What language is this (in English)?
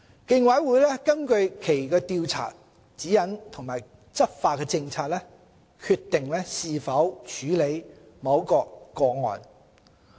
Cantonese